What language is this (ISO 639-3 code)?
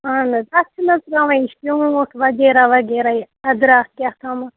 kas